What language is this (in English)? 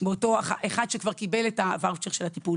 Hebrew